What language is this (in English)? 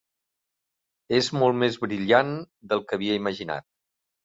Catalan